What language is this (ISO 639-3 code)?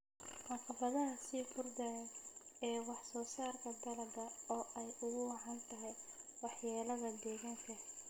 som